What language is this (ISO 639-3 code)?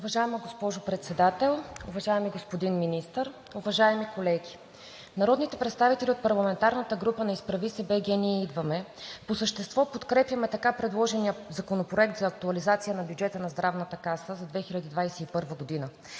bul